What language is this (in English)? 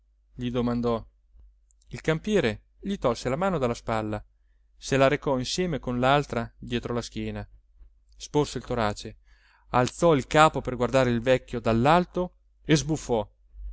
Italian